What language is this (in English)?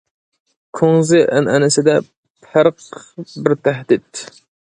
Uyghur